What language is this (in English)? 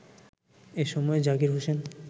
Bangla